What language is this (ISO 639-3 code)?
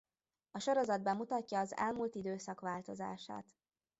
hun